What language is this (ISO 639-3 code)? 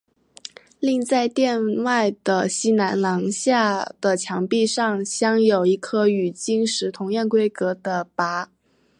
zho